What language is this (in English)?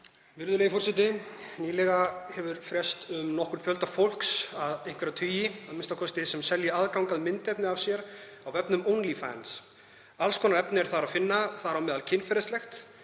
Icelandic